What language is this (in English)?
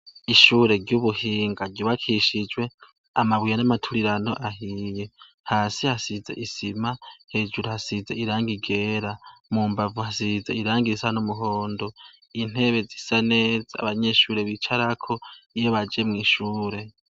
Rundi